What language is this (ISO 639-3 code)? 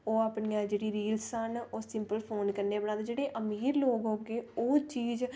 doi